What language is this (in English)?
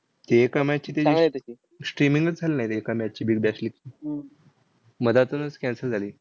Marathi